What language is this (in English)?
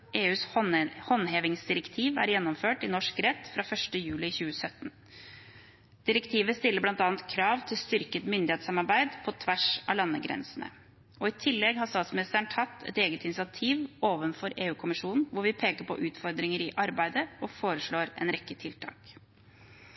Norwegian Bokmål